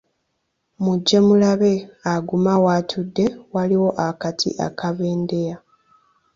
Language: Ganda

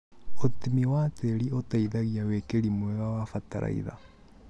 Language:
Kikuyu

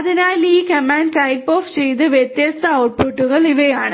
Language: Malayalam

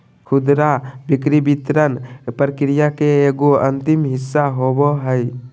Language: Magahi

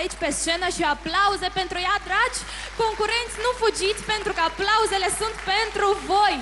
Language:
Romanian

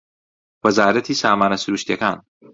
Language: Central Kurdish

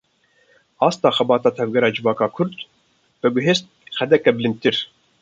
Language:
Kurdish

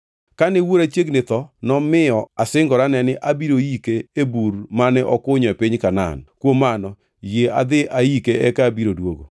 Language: Luo (Kenya and Tanzania)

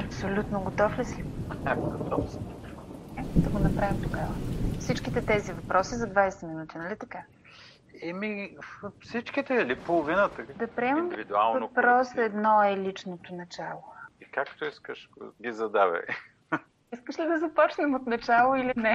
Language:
Bulgarian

